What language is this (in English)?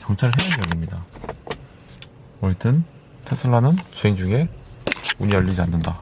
Korean